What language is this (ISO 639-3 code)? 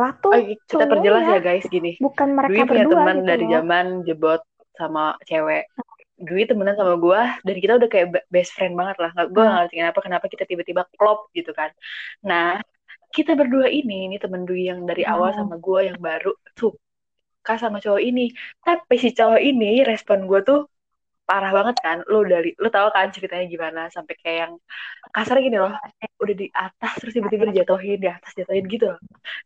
ind